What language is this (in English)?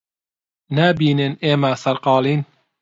Central Kurdish